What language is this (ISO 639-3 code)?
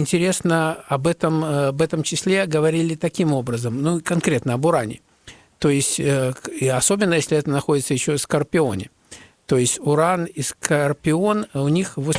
rus